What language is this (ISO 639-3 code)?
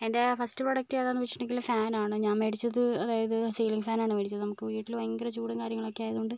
mal